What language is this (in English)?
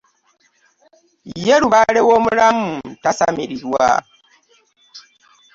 Ganda